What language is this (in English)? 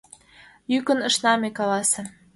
Mari